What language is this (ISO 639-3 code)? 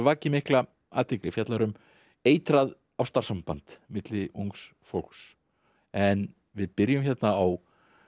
isl